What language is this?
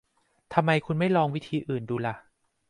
Thai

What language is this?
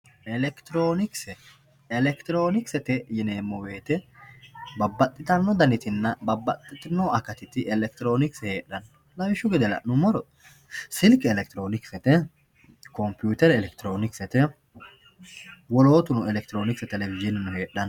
Sidamo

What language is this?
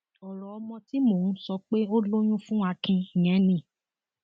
Yoruba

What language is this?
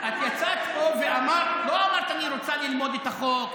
Hebrew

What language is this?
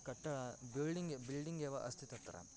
Sanskrit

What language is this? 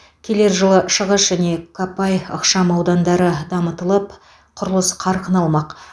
Kazakh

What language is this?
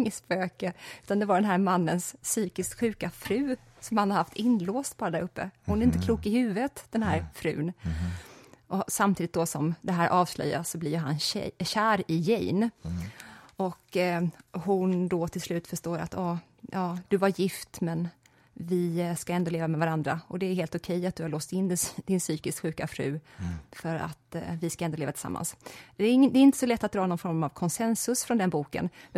Swedish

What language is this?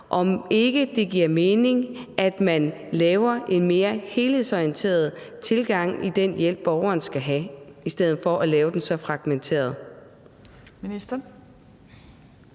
Danish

